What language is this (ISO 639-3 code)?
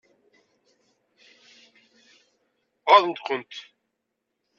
kab